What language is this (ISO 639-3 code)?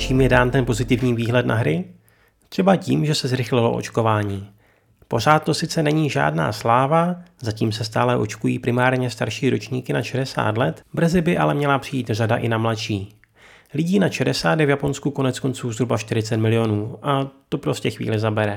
ces